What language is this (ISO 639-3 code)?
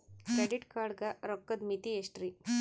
kan